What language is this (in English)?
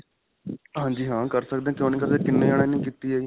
Punjabi